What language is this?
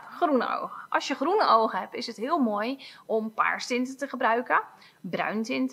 Dutch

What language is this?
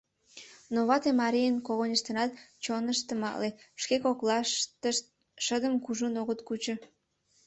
Mari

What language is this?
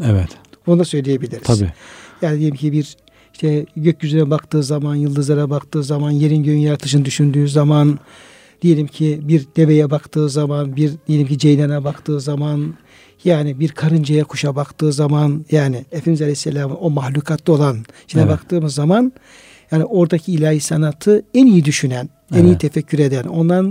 Turkish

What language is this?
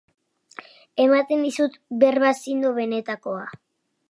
Basque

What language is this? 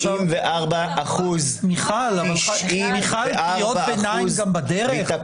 Hebrew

